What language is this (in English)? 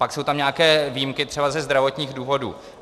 Czech